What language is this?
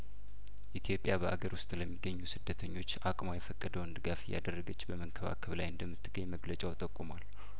Amharic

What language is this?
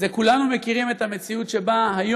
Hebrew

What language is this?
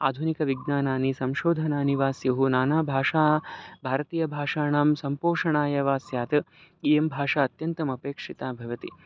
Sanskrit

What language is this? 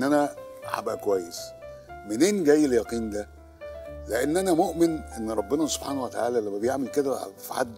Arabic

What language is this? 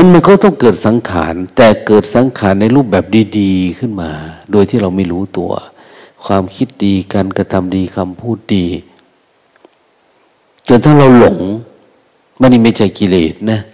Thai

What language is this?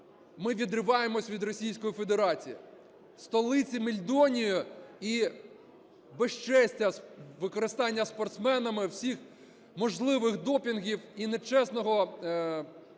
Ukrainian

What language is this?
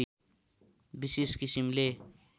Nepali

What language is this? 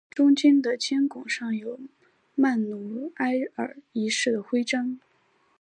Chinese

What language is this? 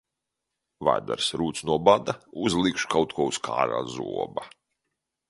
Latvian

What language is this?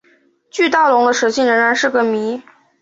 Chinese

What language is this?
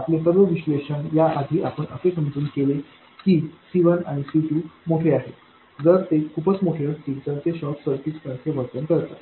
Marathi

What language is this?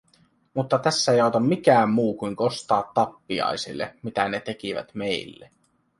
Finnish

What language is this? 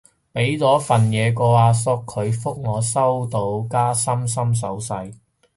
Cantonese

